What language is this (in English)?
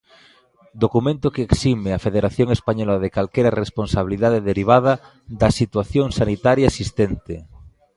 Galician